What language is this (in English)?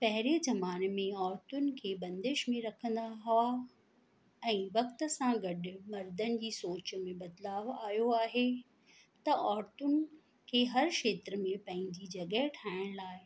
Sindhi